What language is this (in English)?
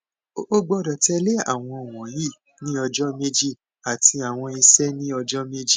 Yoruba